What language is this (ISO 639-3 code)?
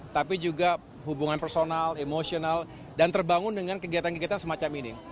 ind